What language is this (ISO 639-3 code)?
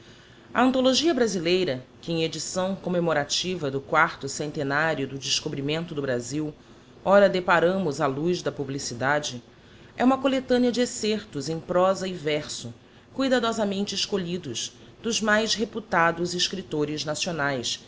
por